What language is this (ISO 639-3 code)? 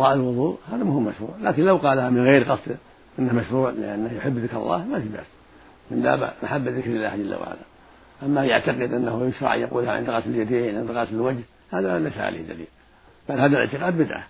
ara